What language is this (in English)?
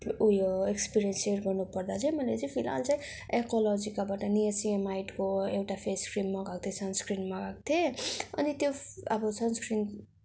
Nepali